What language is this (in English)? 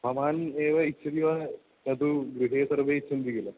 Sanskrit